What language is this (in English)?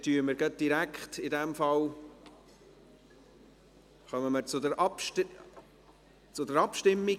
Swiss German